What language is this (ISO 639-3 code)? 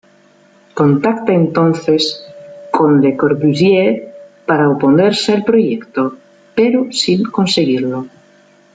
spa